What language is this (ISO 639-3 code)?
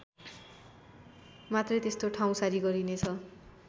nep